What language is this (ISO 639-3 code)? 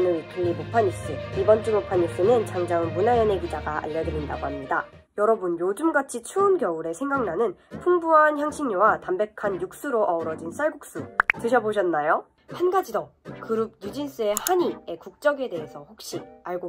kor